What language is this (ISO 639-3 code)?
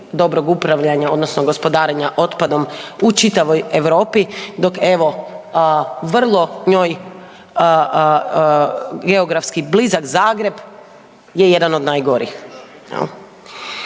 hrv